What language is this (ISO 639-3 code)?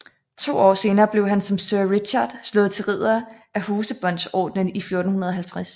dan